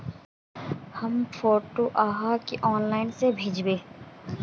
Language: Magahi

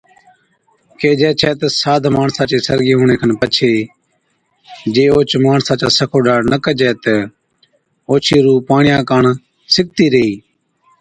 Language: Od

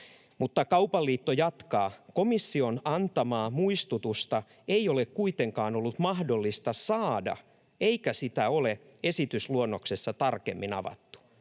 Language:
Finnish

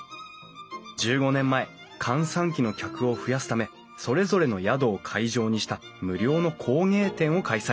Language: Japanese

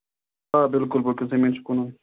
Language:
Kashmiri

